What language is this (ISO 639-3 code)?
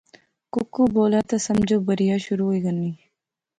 phr